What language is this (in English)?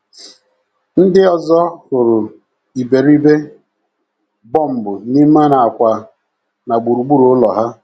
Igbo